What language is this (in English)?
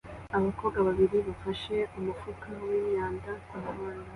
Kinyarwanda